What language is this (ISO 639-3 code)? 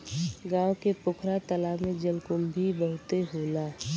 bho